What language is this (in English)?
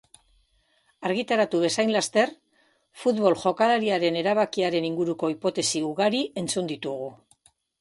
Basque